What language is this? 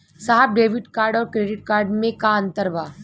Bhojpuri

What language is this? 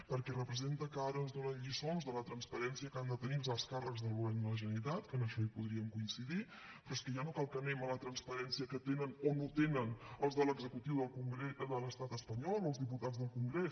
Catalan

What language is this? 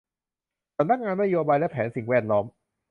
Thai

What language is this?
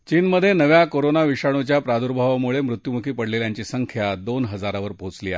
Marathi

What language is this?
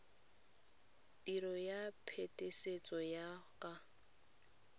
Tswana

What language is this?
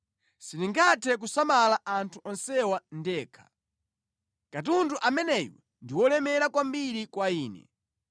Nyanja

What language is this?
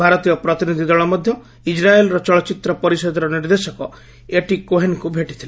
Odia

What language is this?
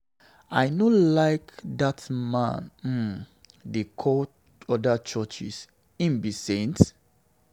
Nigerian Pidgin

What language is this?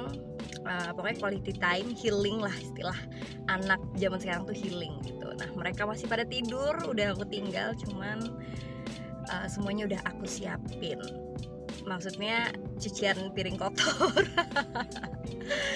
Indonesian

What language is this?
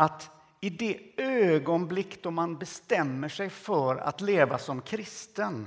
Swedish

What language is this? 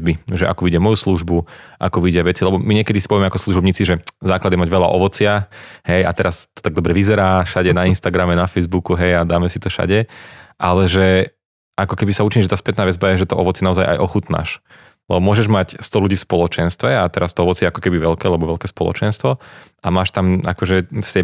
Slovak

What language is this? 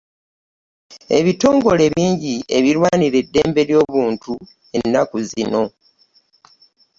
Ganda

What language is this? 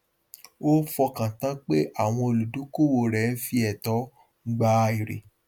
Yoruba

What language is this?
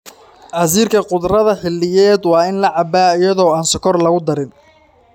Somali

